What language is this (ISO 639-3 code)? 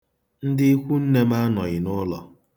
ibo